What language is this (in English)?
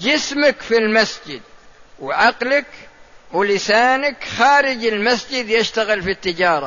Arabic